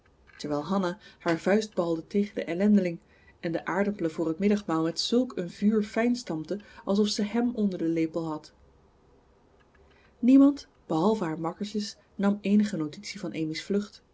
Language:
Dutch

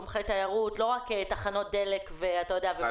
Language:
Hebrew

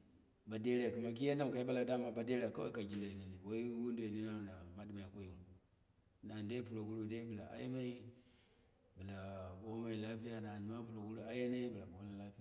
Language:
Dera (Nigeria)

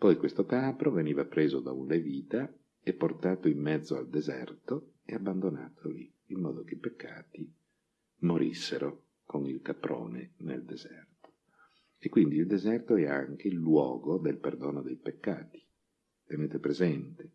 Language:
Italian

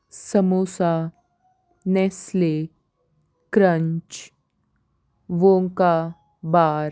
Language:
Marathi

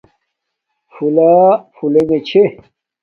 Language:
Domaaki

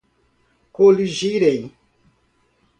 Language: Portuguese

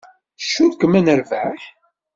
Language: Kabyle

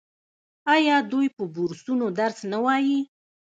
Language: Pashto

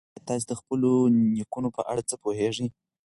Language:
Pashto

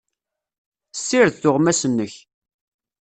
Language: Kabyle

